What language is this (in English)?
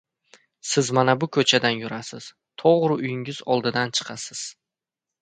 Uzbek